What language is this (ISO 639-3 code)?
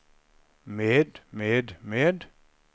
nor